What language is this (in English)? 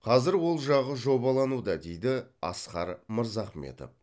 Kazakh